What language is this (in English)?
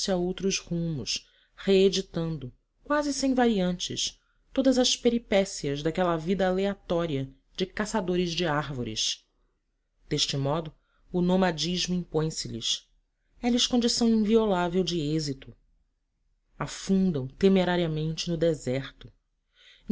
Portuguese